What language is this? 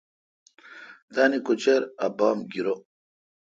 Kalkoti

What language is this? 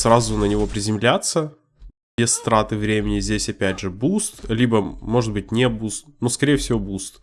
Russian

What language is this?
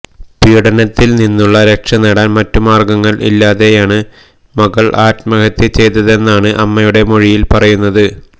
Malayalam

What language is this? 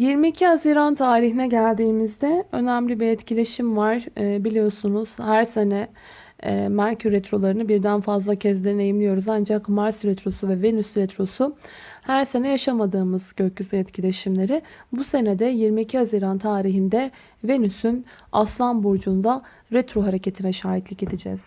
Turkish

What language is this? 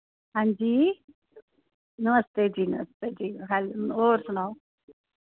Dogri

